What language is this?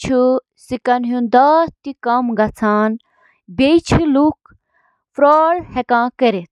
Kashmiri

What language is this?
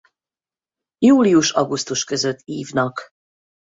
Hungarian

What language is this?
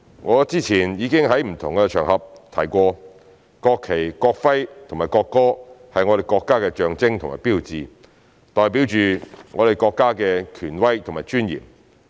Cantonese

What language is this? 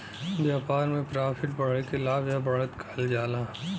Bhojpuri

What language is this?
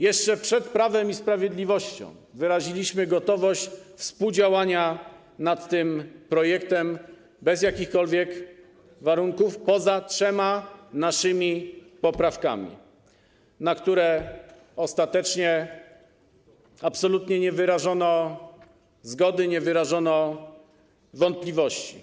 Polish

